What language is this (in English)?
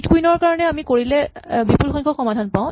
Assamese